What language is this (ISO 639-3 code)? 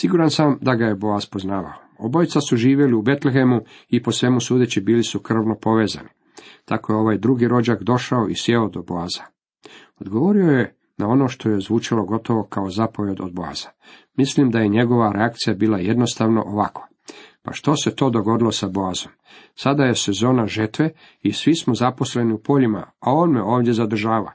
hrv